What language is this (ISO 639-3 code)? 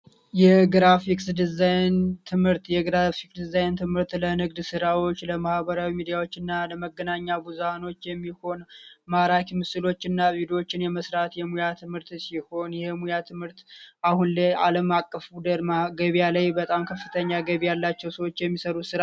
amh